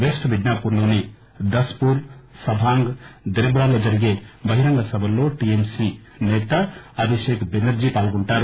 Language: Telugu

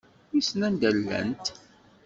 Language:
Kabyle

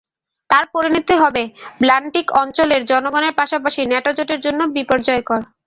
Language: Bangla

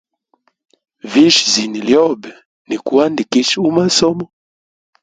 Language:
Hemba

